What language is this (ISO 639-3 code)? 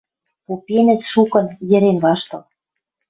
mrj